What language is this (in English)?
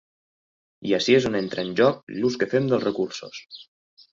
Catalan